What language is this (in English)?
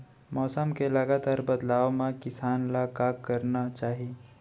Chhattisgarhi